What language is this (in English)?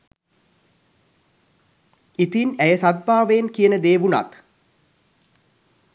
Sinhala